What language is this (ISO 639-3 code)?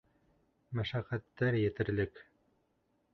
bak